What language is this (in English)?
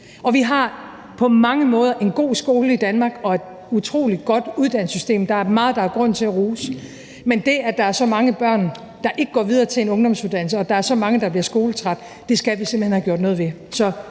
Danish